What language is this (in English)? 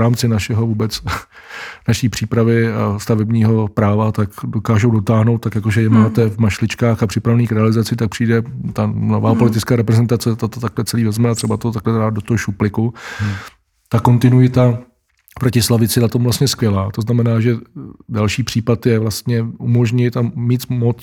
Czech